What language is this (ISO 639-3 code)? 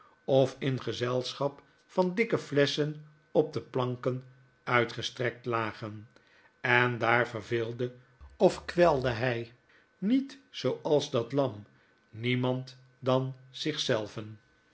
nld